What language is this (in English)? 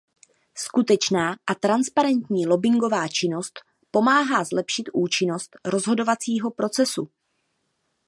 Czech